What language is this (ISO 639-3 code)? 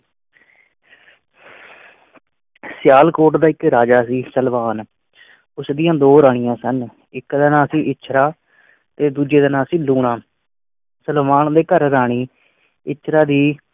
pan